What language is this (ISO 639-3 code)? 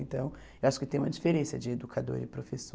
por